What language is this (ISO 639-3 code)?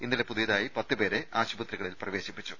mal